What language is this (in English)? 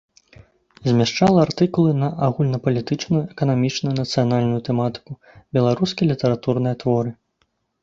Belarusian